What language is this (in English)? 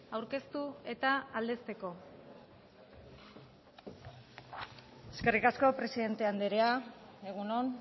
Basque